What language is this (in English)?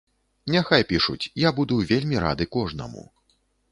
Belarusian